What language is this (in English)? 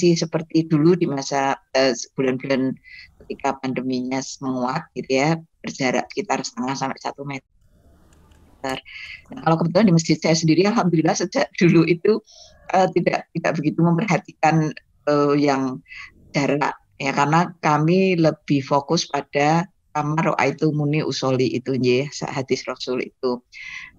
Indonesian